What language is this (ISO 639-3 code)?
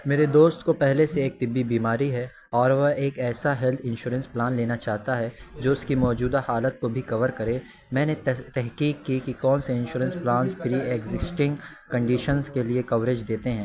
urd